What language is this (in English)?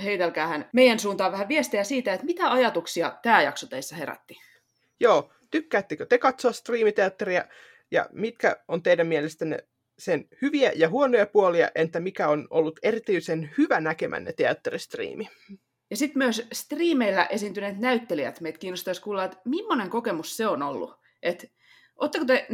Finnish